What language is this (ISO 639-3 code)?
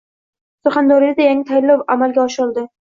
uzb